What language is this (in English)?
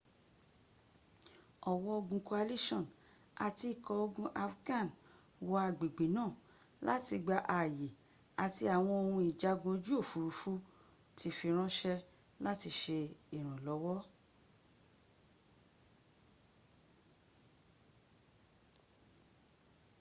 Yoruba